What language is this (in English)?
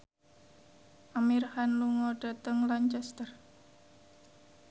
Javanese